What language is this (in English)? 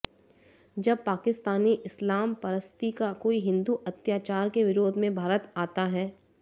Hindi